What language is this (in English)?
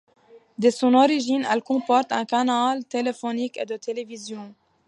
French